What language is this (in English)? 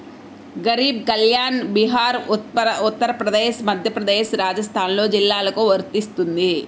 Telugu